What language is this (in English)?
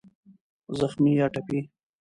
Pashto